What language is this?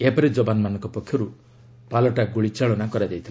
Odia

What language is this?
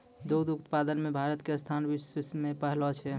Maithili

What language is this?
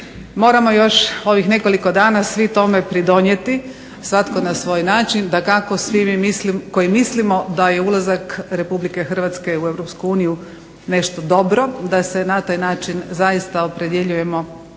Croatian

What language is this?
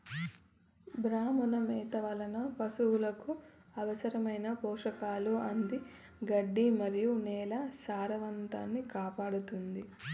Telugu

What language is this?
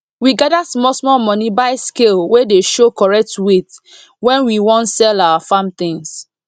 Nigerian Pidgin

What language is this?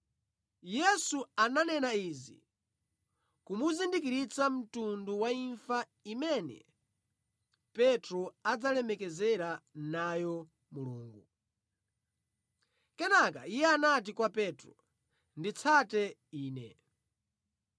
Nyanja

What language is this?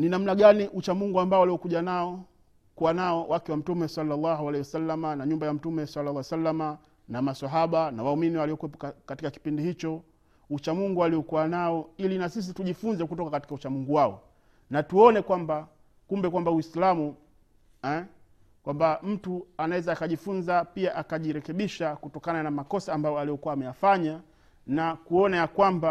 Swahili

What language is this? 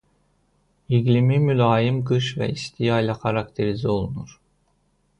Azerbaijani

